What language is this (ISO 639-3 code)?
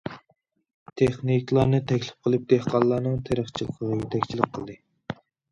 uig